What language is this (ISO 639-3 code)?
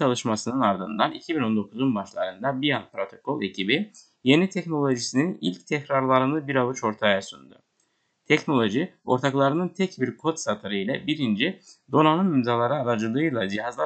tur